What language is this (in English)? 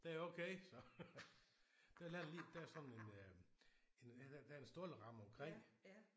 Danish